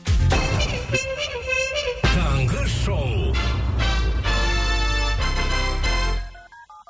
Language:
Kazakh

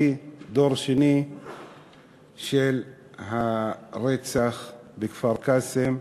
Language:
Hebrew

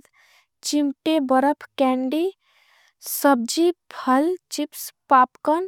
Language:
Angika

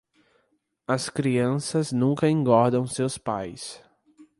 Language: Portuguese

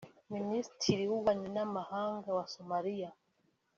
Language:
Kinyarwanda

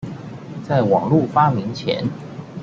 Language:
Chinese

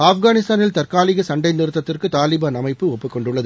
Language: Tamil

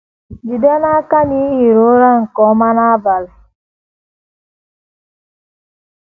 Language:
Igbo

